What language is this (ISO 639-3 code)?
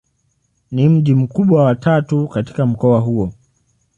swa